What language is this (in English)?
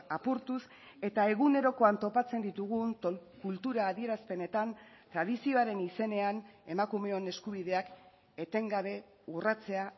Basque